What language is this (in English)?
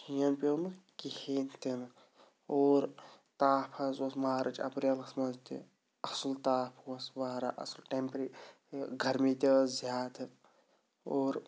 Kashmiri